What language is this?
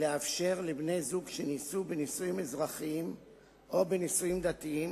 Hebrew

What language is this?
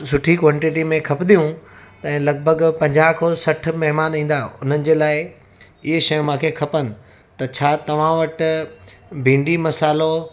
Sindhi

